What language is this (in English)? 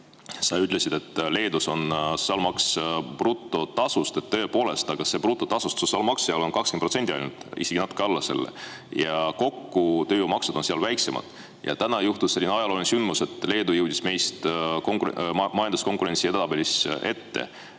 Estonian